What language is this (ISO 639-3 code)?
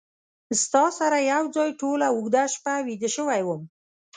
pus